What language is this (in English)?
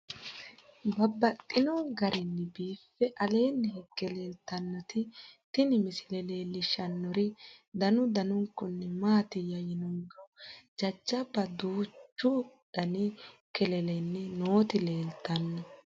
Sidamo